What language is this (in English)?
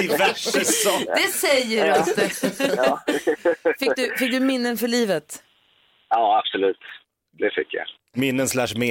Swedish